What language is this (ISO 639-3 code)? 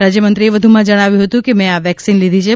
guj